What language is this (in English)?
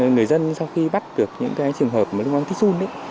Vietnamese